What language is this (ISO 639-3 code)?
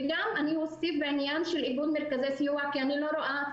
heb